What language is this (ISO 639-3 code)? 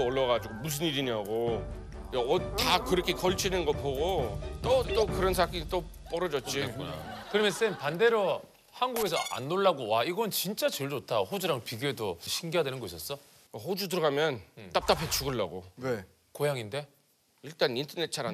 kor